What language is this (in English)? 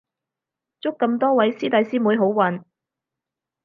Cantonese